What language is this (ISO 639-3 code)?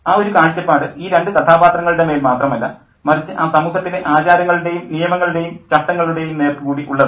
mal